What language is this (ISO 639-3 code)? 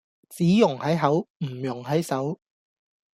yue